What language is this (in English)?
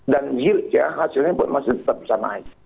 Indonesian